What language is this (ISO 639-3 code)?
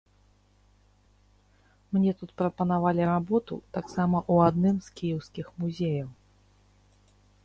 bel